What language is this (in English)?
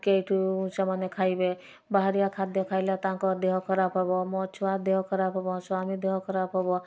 Odia